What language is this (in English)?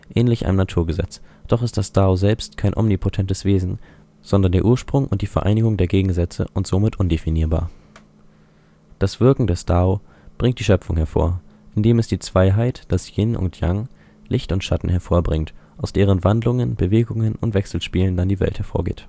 German